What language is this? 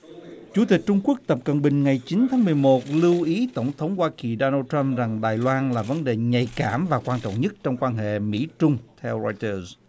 Vietnamese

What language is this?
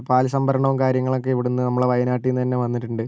Malayalam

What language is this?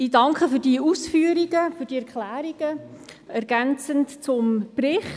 Swiss German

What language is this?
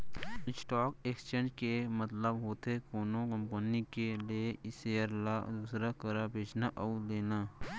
Chhattisgarhi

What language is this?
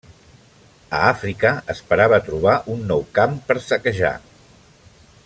Catalan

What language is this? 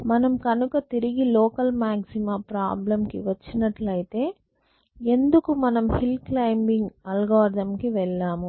Telugu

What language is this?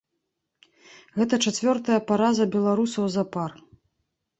Belarusian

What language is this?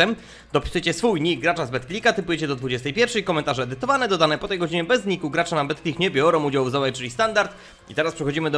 Polish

